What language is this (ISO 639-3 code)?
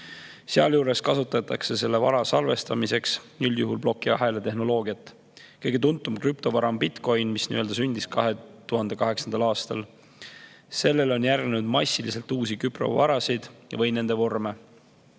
est